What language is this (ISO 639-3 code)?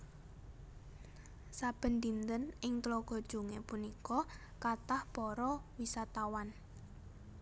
jav